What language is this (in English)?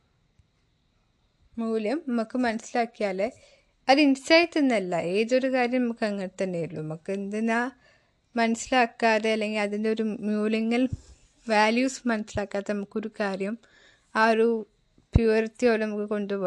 Malayalam